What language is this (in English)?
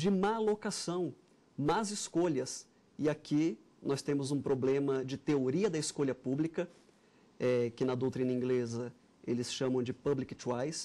Portuguese